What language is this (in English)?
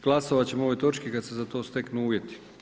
Croatian